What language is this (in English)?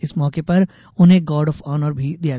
Hindi